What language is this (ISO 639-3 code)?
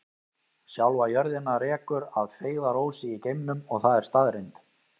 isl